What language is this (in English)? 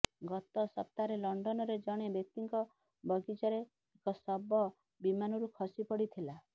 Odia